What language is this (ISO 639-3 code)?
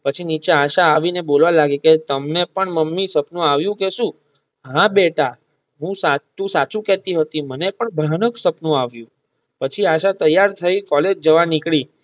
guj